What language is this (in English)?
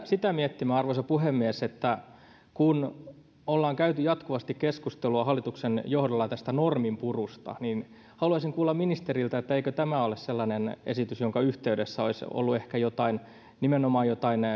Finnish